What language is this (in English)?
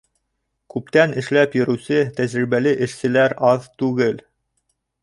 Bashkir